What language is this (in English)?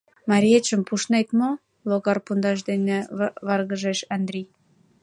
Mari